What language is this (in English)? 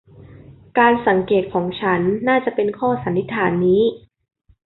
Thai